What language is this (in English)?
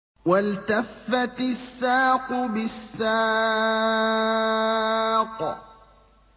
Arabic